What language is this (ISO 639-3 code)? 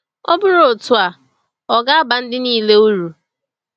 ibo